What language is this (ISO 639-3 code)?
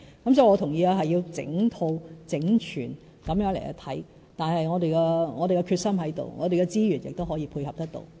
yue